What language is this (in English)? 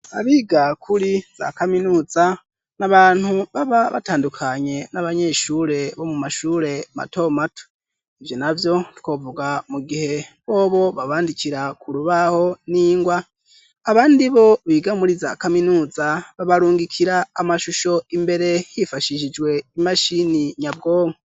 Rundi